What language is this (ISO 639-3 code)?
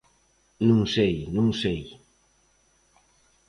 glg